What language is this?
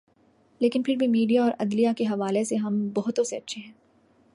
Urdu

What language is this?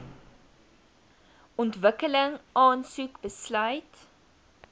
Afrikaans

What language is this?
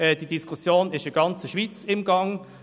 Swiss German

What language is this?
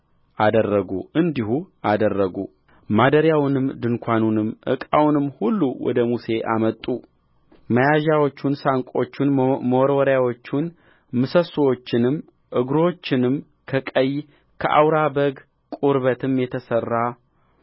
Amharic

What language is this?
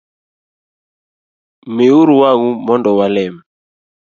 Luo (Kenya and Tanzania)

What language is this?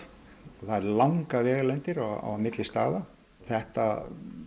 Icelandic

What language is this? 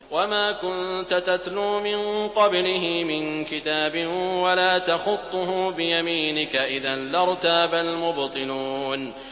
Arabic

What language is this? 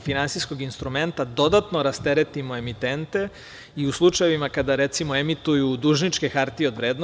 Serbian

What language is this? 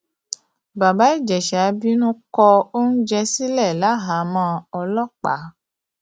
Yoruba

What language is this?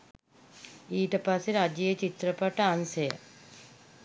Sinhala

